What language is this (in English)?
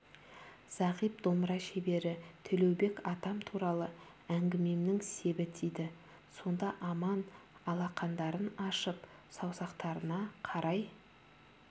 Kazakh